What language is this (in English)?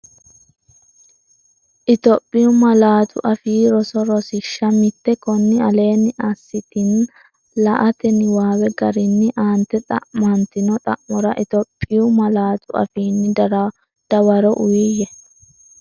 Sidamo